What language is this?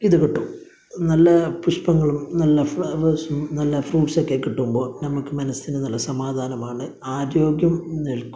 Malayalam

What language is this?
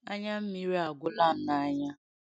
Igbo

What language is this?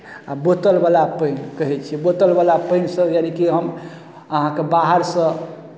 Maithili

